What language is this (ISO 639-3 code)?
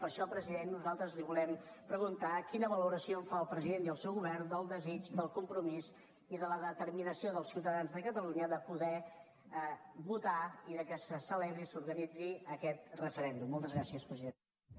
cat